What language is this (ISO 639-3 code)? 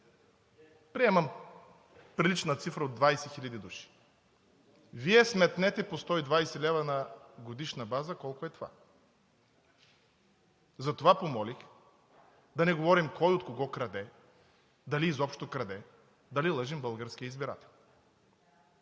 bul